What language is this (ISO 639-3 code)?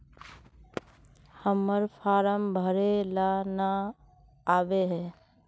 mag